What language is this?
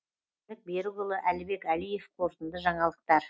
Kazakh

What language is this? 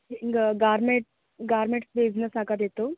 Kannada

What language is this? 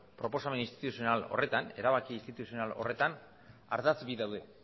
Basque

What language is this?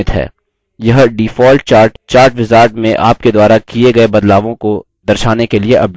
Hindi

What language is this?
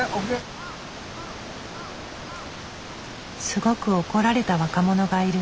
Japanese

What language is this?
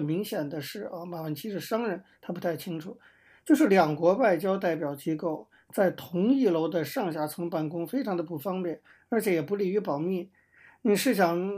Chinese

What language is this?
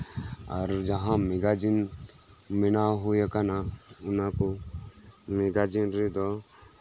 Santali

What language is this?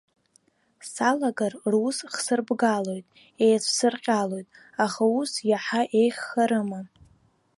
Abkhazian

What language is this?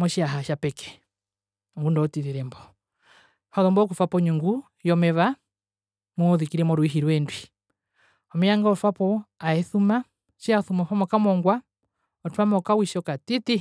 Herero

